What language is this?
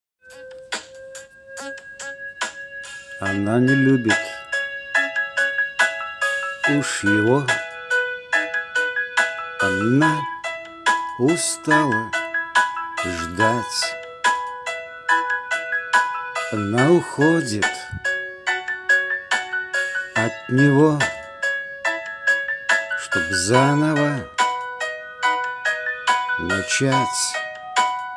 Russian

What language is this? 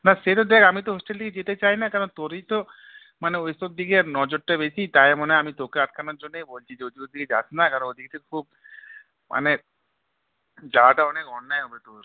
Bangla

